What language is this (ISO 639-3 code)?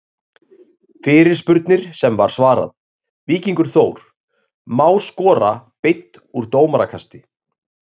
isl